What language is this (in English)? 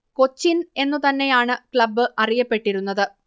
Malayalam